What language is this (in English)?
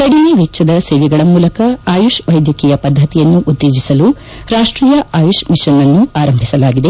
Kannada